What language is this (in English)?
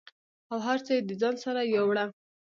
Pashto